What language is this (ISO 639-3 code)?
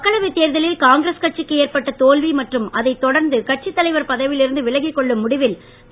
tam